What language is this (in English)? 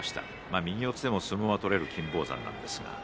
Japanese